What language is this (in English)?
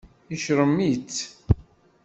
Kabyle